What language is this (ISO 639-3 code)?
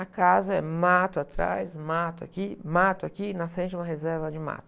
por